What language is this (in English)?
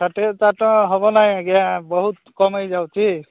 Odia